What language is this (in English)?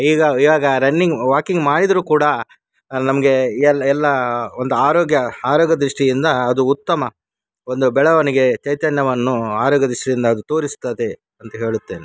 Kannada